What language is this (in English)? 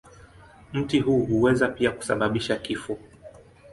Swahili